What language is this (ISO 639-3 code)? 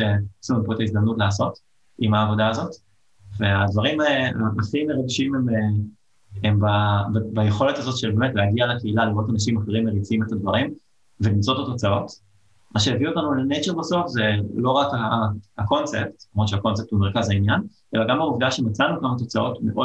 heb